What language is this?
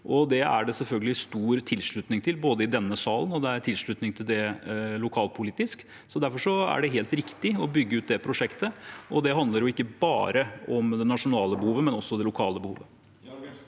Norwegian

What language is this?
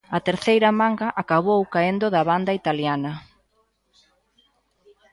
Galician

